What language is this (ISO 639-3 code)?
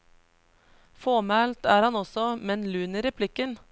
nor